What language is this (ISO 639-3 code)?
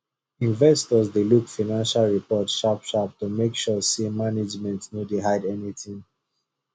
pcm